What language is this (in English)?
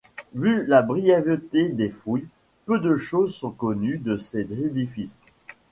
French